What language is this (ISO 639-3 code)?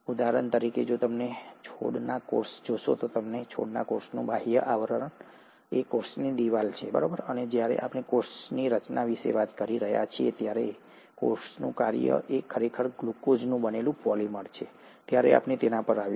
guj